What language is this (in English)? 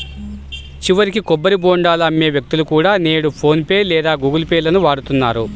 Telugu